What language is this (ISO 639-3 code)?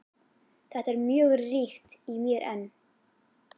isl